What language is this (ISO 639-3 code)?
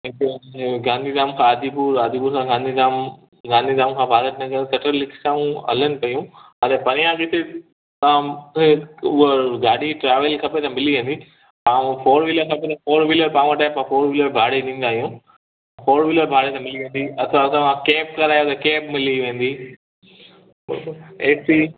snd